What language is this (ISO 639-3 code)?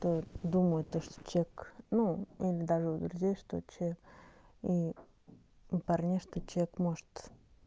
rus